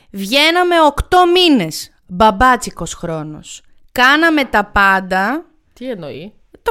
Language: Greek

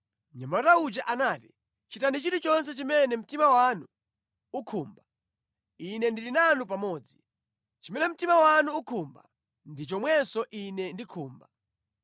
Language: Nyanja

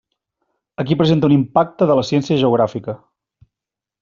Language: Catalan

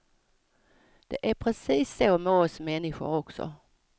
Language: Swedish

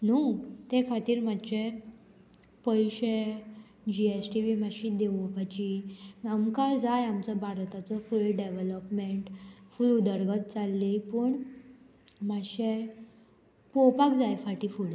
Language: Konkani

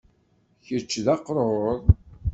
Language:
Kabyle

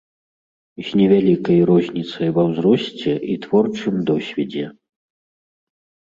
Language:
Belarusian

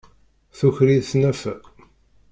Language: Kabyle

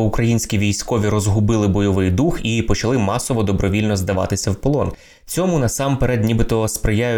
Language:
Ukrainian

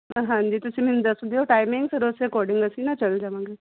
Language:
Punjabi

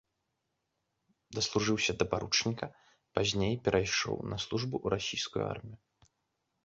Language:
Belarusian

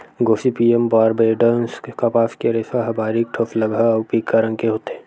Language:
Chhattisgarhi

